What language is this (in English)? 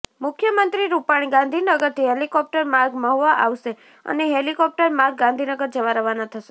Gujarati